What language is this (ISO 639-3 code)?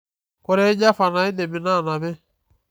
mas